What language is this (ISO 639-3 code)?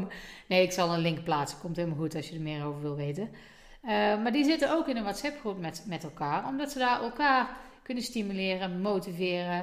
nld